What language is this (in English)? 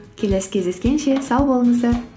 Kazakh